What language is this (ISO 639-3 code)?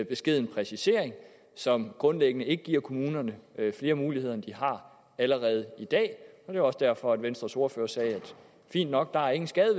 dan